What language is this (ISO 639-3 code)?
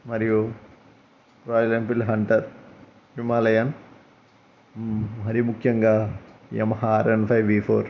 tel